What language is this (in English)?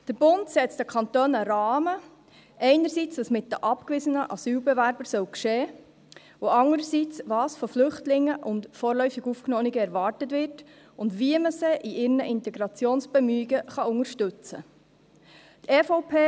Swiss German